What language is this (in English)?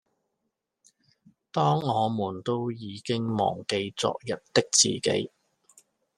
Cantonese